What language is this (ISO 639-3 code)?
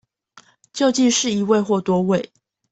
zho